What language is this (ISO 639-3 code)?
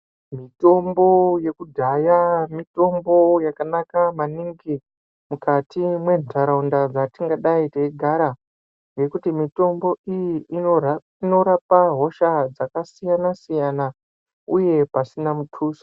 ndc